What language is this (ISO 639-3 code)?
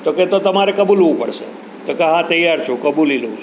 guj